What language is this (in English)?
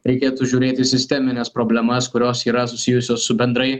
Lithuanian